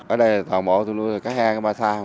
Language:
Vietnamese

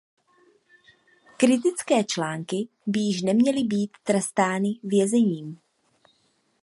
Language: Czech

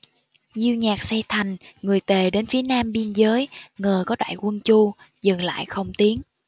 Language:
Vietnamese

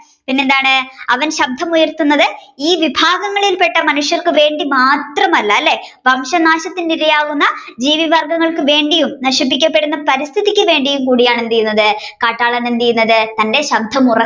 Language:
Malayalam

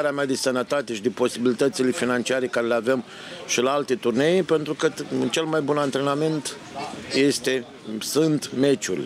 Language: Romanian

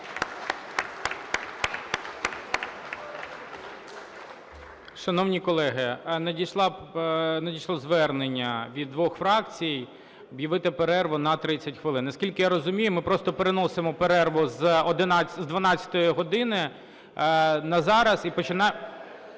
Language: Ukrainian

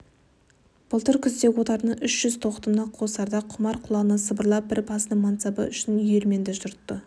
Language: Kazakh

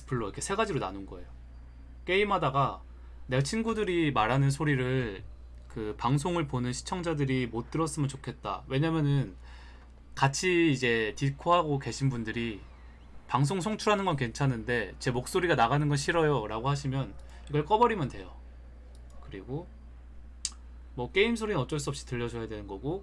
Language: Korean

